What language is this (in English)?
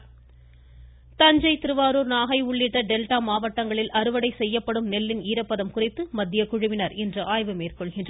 Tamil